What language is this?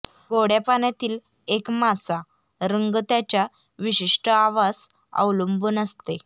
Marathi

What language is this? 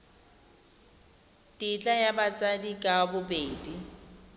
Tswana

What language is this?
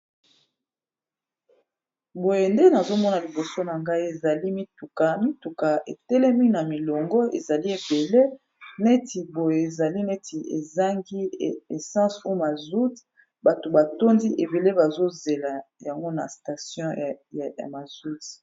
Lingala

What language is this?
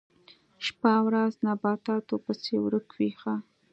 Pashto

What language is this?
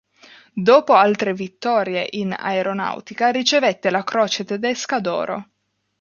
Italian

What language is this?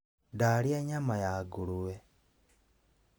Kikuyu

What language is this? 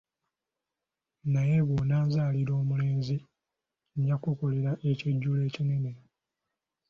Ganda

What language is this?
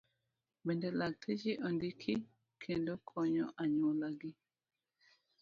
Luo (Kenya and Tanzania)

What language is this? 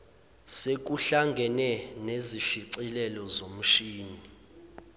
Zulu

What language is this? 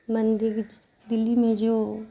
Urdu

